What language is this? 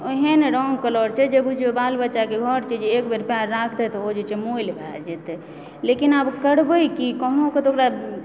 Maithili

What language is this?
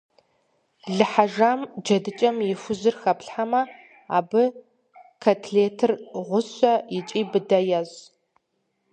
Kabardian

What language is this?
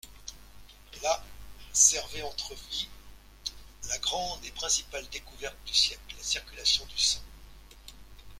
French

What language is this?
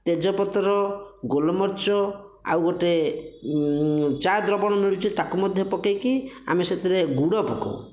Odia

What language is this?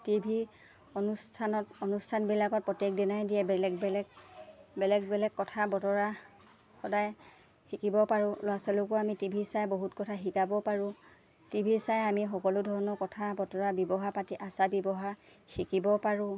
Assamese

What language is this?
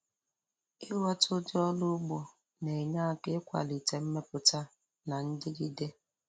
Igbo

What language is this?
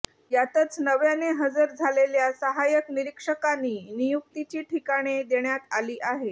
Marathi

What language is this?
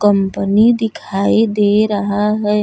Bhojpuri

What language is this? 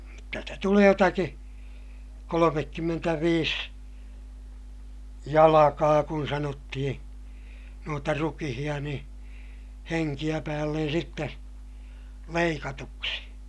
Finnish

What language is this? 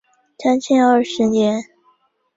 Chinese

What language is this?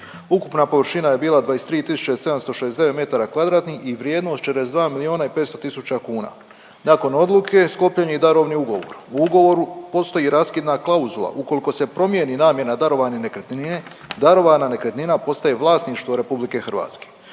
Croatian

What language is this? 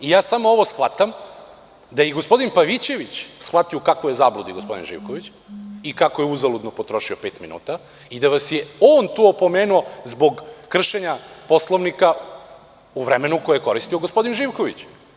Serbian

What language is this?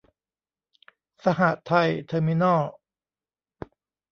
Thai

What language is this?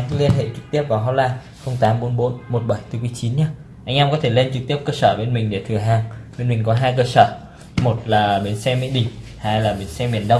Vietnamese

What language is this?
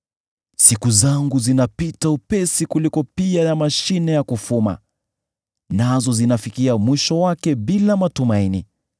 Swahili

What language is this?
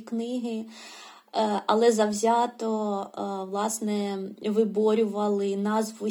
Ukrainian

